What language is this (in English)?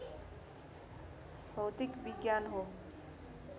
Nepali